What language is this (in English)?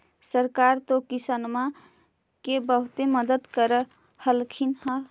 Magahi